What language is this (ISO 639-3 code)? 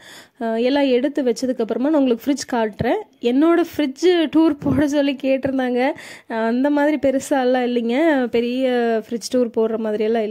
ron